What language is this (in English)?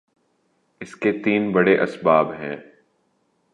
Urdu